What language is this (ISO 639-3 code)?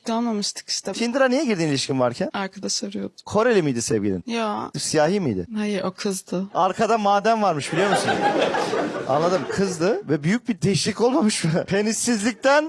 tur